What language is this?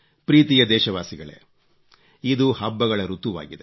Kannada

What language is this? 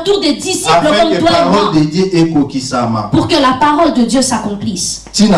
French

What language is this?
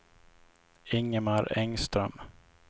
Swedish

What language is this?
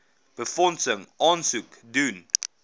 Afrikaans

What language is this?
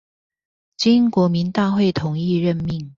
Chinese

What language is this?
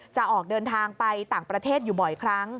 Thai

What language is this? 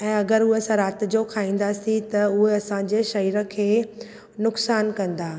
Sindhi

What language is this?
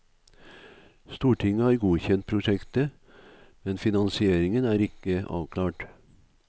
Norwegian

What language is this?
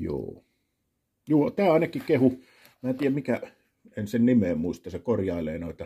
Finnish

